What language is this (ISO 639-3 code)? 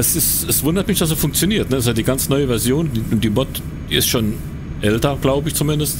deu